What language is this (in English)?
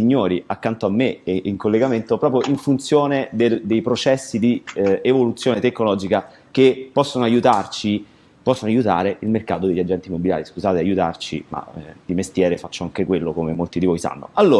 Italian